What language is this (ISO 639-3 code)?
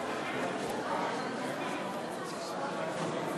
heb